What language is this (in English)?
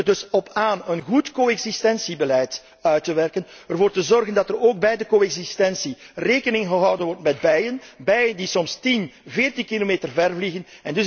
Dutch